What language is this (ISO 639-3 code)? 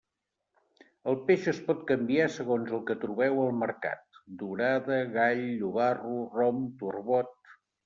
cat